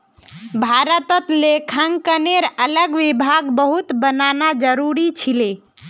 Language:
Magahi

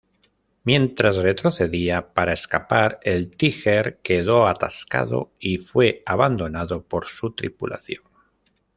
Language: Spanish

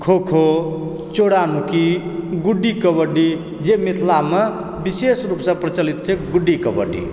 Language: Maithili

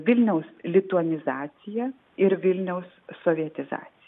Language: Lithuanian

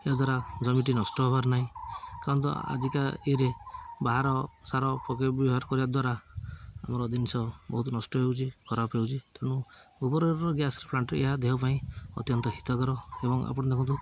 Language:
Odia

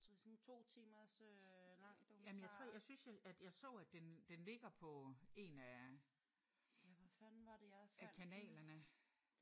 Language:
Danish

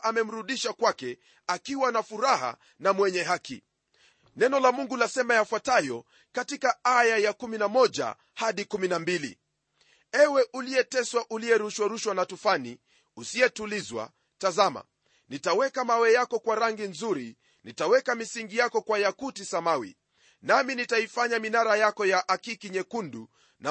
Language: Swahili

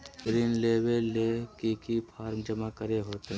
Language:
Magahi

